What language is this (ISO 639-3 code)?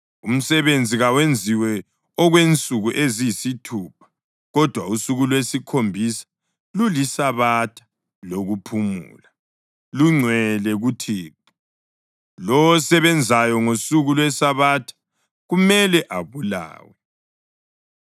nde